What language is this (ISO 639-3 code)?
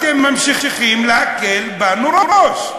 heb